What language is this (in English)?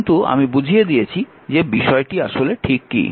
Bangla